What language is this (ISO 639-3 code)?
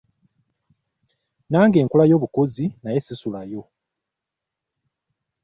lug